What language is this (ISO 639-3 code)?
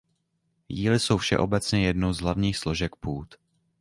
ces